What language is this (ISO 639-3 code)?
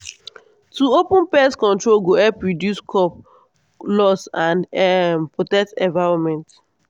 pcm